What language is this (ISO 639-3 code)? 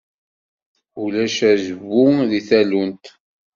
kab